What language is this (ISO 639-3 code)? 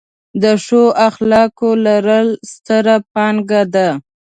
pus